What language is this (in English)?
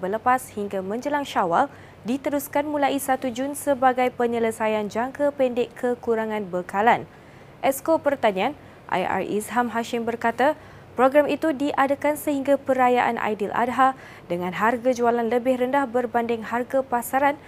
Malay